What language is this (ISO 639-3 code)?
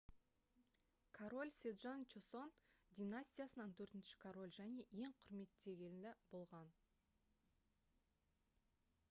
kaz